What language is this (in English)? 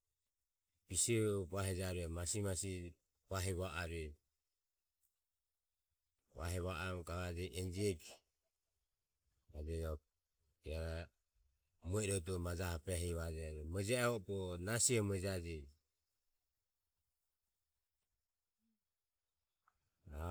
Ömie